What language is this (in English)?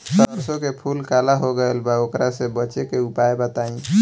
Bhojpuri